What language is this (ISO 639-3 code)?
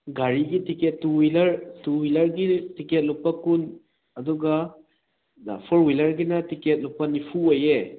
mni